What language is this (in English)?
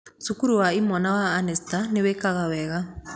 Kikuyu